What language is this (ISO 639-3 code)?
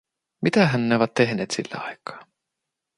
fin